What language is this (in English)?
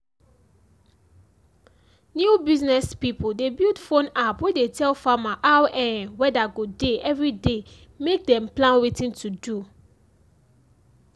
Nigerian Pidgin